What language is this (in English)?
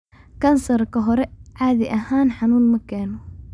Somali